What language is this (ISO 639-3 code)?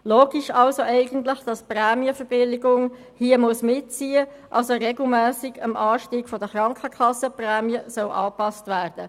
gsw